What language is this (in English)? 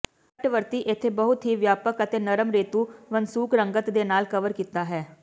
Punjabi